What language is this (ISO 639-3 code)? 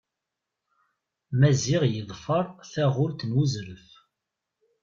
kab